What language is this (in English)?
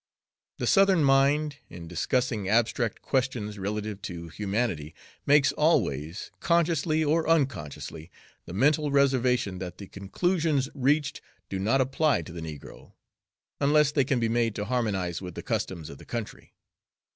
English